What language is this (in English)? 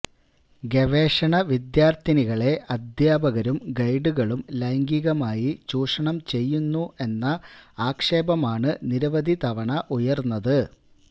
Malayalam